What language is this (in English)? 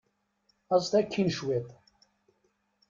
Kabyle